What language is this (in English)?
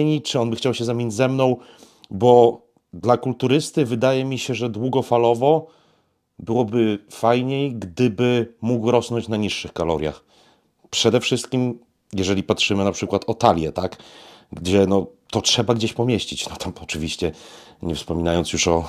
Polish